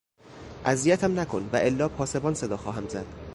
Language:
Persian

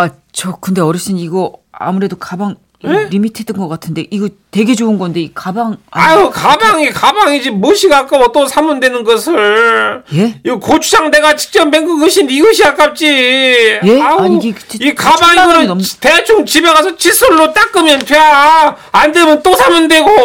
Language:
Korean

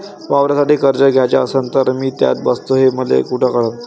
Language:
Marathi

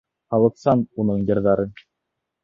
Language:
Bashkir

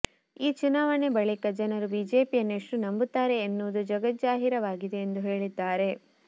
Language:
Kannada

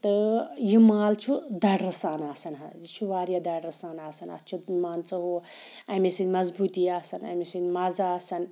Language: Kashmiri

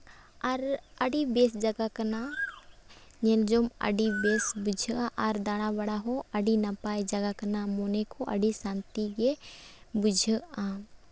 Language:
Santali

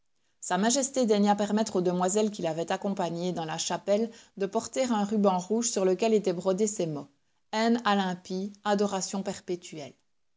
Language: French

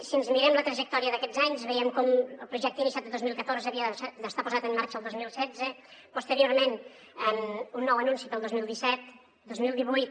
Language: Catalan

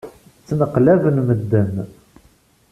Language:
Kabyle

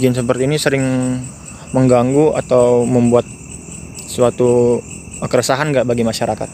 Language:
Indonesian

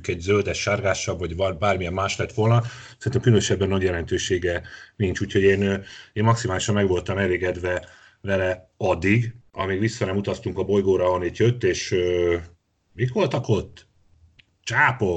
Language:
Hungarian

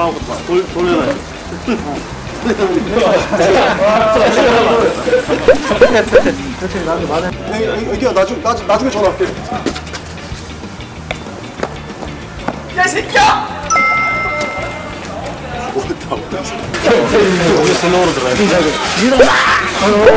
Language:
Korean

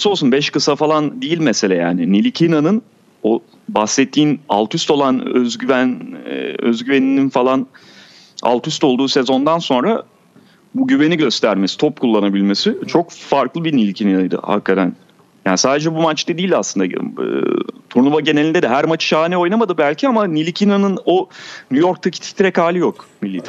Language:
Turkish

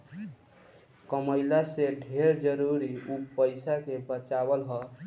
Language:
Bhojpuri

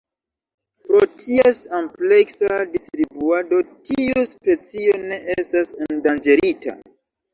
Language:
Esperanto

